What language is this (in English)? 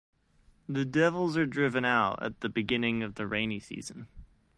English